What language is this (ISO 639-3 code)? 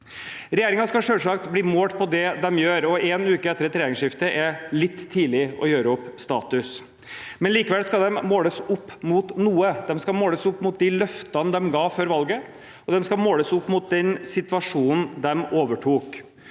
nor